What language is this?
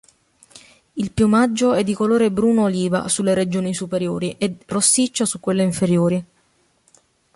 Italian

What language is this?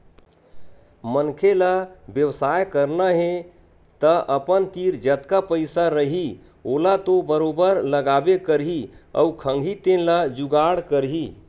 Chhattisgarhi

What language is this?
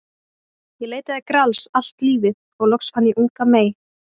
Icelandic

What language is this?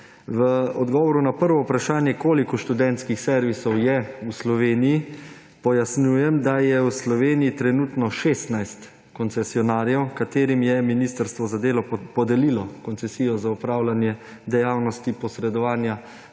Slovenian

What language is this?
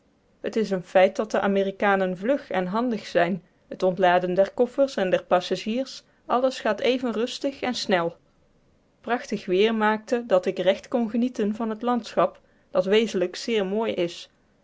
Dutch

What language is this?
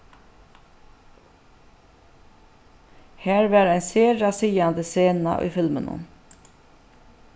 Faroese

